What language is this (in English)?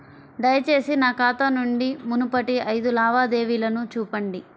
Telugu